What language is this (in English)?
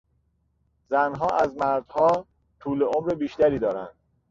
Persian